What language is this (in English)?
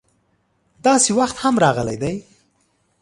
Pashto